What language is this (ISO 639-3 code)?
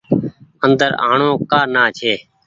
gig